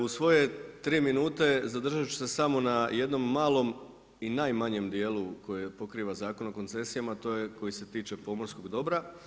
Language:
Croatian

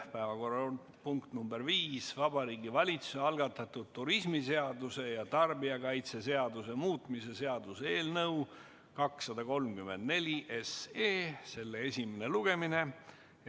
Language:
Estonian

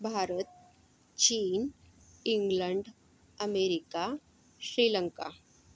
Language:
Marathi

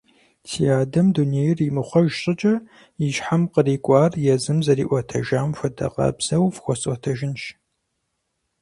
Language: Kabardian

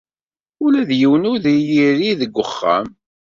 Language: Kabyle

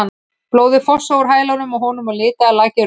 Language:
Icelandic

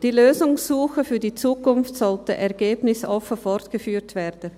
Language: Swiss German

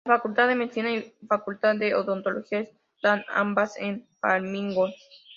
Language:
Spanish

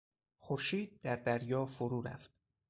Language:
Persian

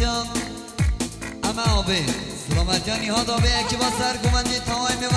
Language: Arabic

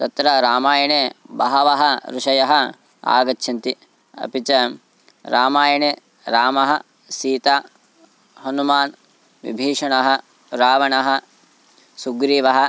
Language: Sanskrit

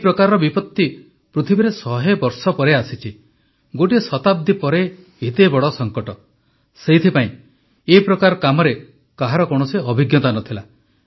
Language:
Odia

